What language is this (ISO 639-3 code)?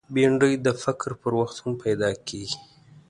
pus